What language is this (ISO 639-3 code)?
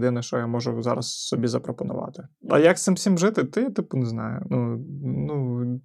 ukr